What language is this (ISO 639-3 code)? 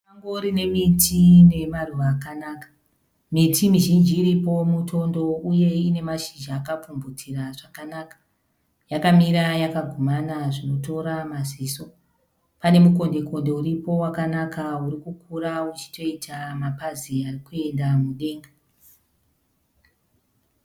sna